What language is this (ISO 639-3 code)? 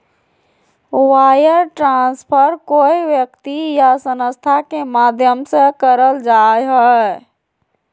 mag